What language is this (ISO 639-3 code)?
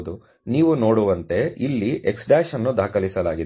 kan